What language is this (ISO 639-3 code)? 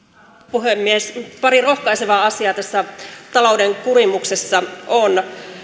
fin